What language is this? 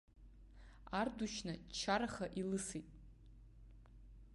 Abkhazian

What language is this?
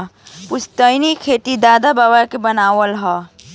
Bhojpuri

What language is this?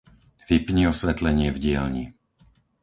Slovak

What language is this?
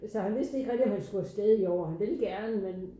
Danish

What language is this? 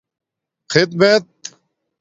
Domaaki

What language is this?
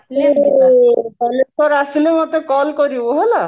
Odia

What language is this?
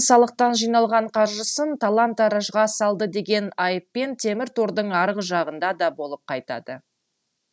Kazakh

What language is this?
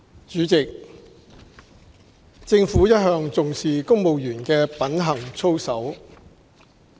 Cantonese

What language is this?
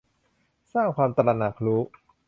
Thai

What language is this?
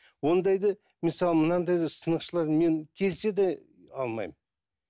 Kazakh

